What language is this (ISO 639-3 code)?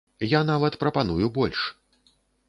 bel